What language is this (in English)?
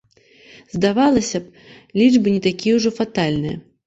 Belarusian